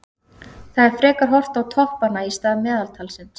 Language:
Icelandic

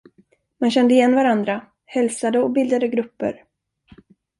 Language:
Swedish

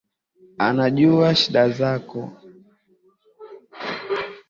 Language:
Swahili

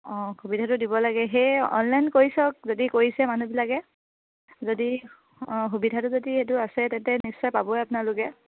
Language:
Assamese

